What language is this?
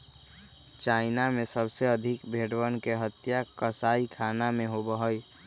Magahi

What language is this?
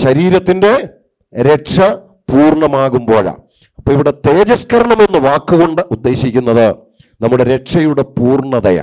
Turkish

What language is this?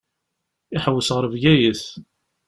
Kabyle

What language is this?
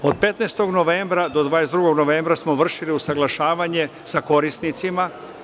Serbian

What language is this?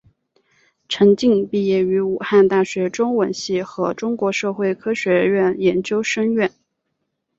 Chinese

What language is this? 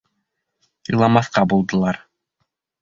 Bashkir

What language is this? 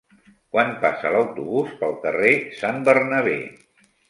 Catalan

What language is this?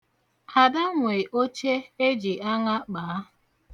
Igbo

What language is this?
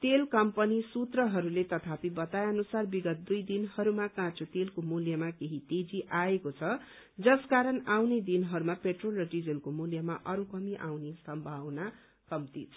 Nepali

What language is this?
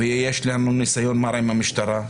Hebrew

